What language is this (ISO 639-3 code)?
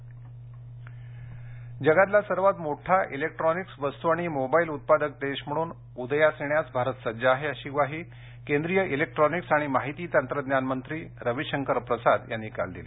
mar